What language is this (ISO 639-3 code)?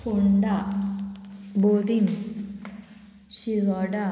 kok